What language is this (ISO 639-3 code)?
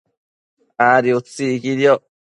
mcf